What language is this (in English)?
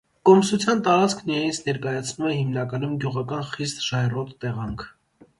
Armenian